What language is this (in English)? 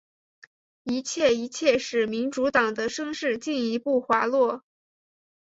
Chinese